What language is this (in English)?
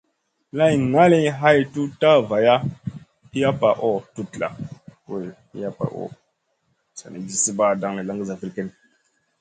Masana